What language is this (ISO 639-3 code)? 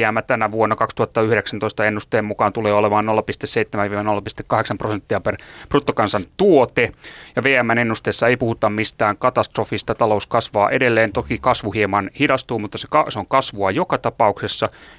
fin